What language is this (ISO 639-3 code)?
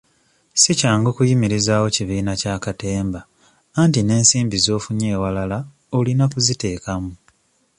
lug